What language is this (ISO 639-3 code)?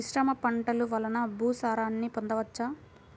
tel